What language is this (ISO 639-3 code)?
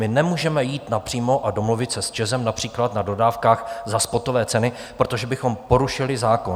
ces